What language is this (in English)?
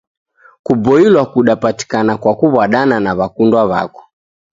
Taita